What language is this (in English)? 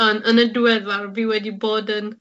Welsh